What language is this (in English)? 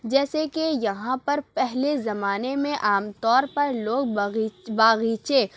Urdu